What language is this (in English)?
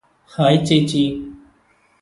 Malayalam